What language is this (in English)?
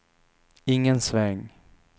Swedish